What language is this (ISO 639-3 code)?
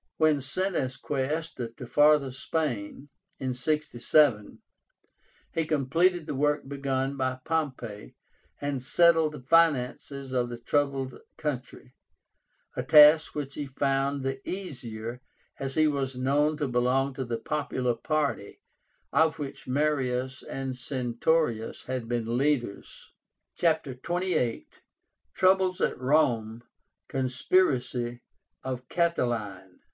eng